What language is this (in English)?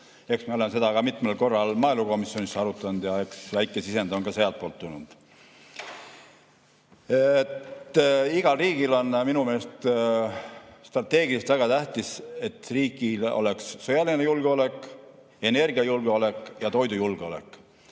Estonian